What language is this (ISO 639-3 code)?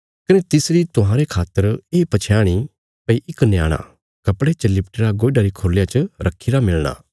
kfs